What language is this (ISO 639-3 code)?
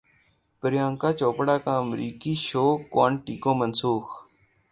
urd